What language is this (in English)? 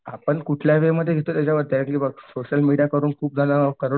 Marathi